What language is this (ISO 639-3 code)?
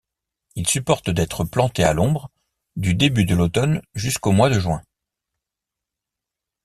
fra